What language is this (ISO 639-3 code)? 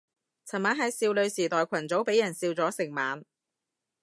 yue